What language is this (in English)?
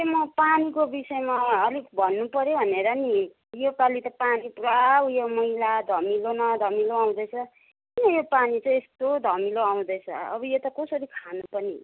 Nepali